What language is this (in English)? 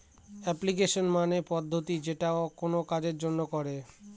Bangla